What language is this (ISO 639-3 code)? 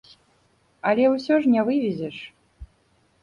bel